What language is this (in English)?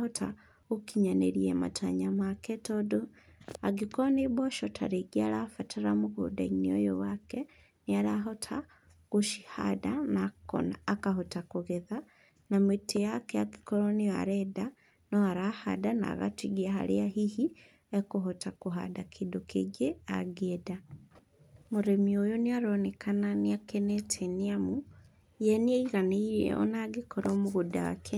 Kikuyu